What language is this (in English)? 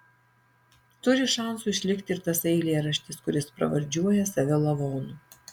Lithuanian